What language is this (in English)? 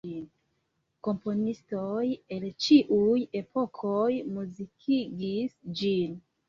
Esperanto